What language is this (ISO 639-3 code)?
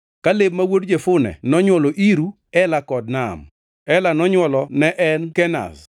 luo